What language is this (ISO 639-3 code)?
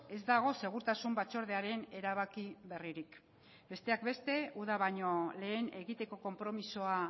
eus